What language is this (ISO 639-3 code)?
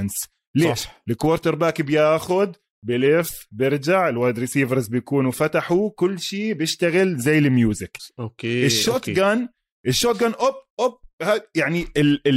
ara